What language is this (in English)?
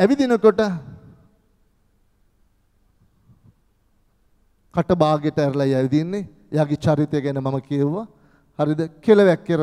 Turkish